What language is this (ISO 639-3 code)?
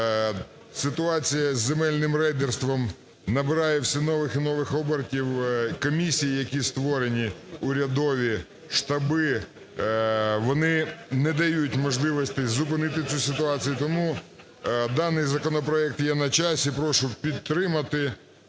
ukr